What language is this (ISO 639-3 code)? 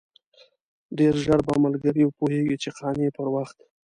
pus